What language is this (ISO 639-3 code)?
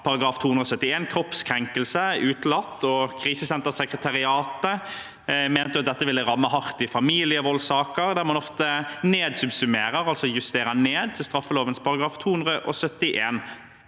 nor